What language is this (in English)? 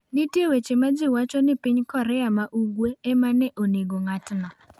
Luo (Kenya and Tanzania)